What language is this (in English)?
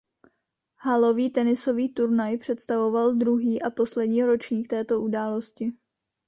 Czech